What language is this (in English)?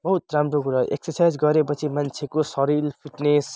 Nepali